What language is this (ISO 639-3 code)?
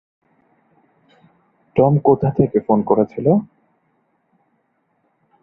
ben